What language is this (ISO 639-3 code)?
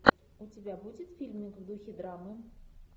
rus